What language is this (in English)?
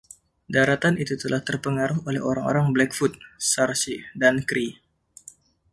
Indonesian